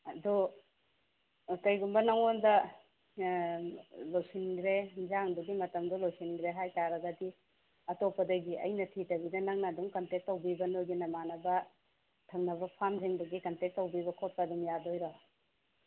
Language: Manipuri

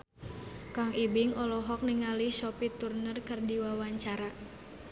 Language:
Sundanese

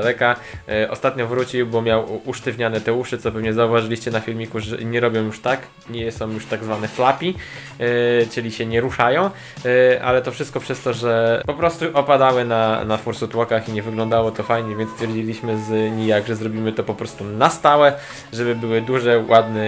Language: Polish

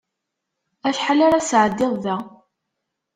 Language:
Kabyle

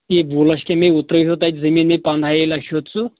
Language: Kashmiri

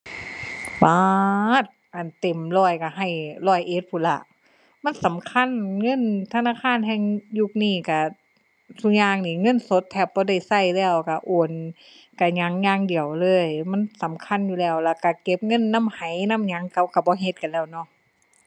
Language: Thai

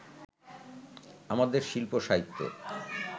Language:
Bangla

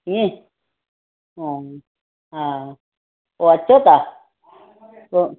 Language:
Sindhi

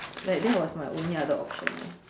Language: English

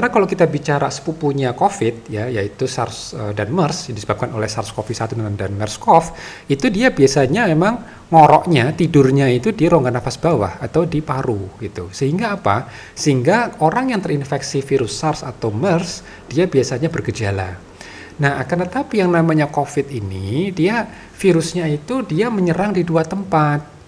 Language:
Indonesian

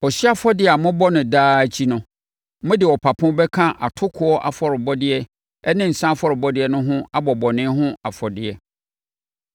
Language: Akan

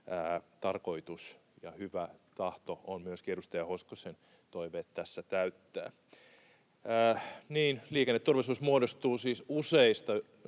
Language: Finnish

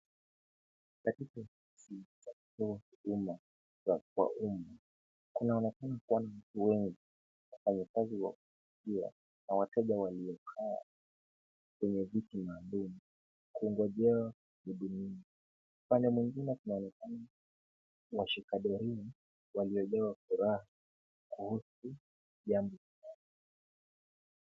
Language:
Swahili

